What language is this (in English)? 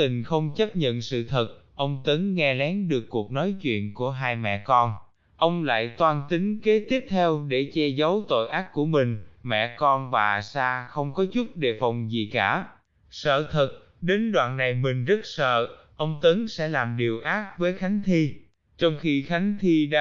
Vietnamese